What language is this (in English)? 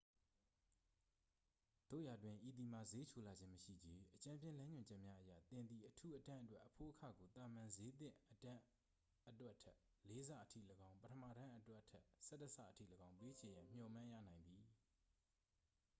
Burmese